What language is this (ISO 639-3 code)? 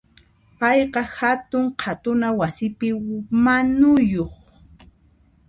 qxp